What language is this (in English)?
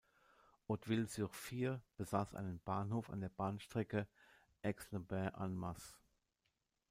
German